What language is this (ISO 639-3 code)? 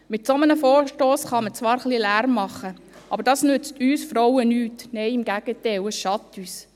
gsw